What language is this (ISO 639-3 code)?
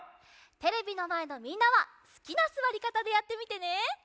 jpn